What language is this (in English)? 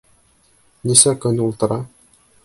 Bashkir